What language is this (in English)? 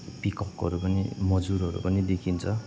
Nepali